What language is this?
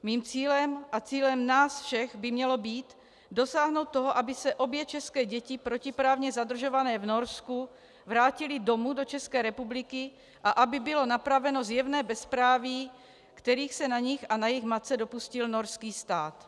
Czech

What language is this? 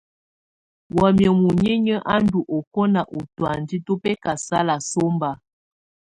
Tunen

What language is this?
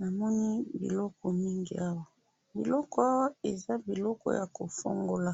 Lingala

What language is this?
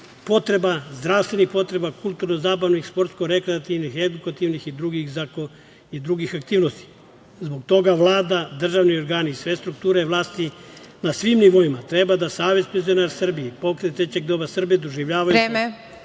Serbian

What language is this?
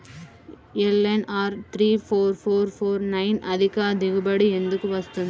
Telugu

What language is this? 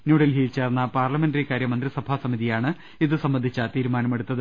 Malayalam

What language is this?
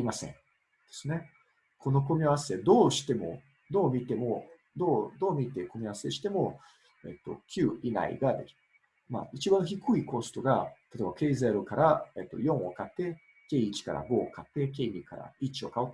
Japanese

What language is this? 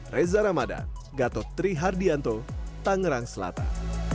Indonesian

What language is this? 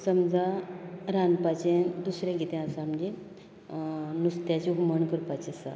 Konkani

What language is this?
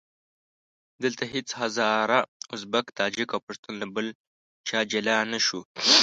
Pashto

